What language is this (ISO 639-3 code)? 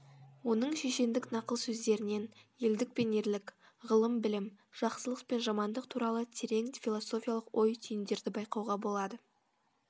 kaz